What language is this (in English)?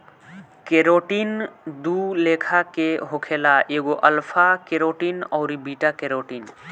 Bhojpuri